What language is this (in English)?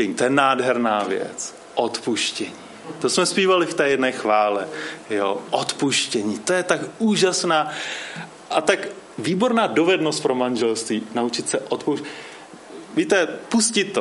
Czech